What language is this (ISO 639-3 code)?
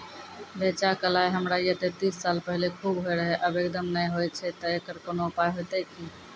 mai